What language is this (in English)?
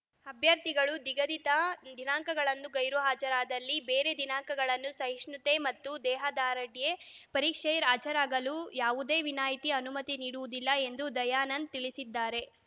Kannada